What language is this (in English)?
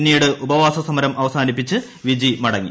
Malayalam